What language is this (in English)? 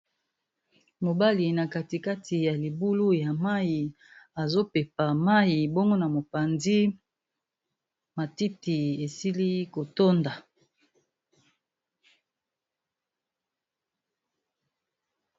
Lingala